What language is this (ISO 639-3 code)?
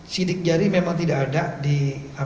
ind